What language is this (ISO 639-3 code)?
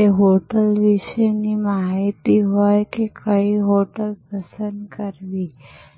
guj